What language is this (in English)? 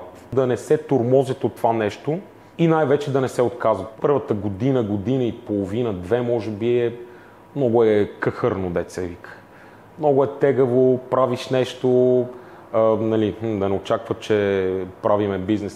Bulgarian